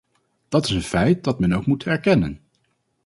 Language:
Dutch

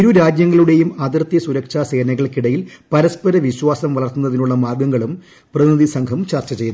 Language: Malayalam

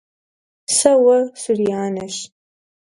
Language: Kabardian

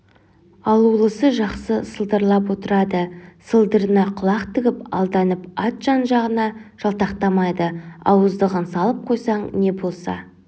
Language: Kazakh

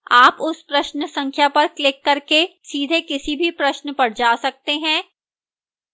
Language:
Hindi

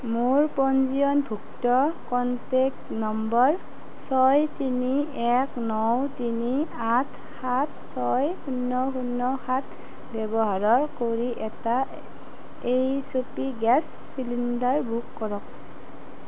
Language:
Assamese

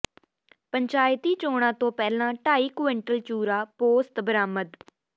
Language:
Punjabi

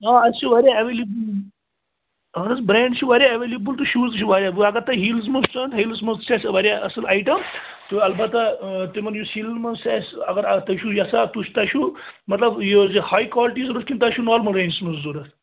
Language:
Kashmiri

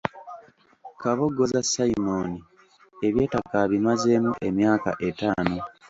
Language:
Ganda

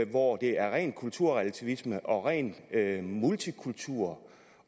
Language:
Danish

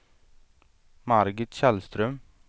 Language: Swedish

